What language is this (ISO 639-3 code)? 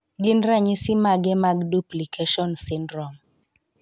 luo